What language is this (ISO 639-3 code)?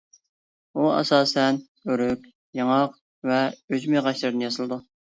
uig